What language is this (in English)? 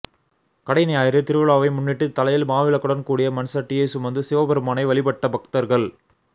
Tamil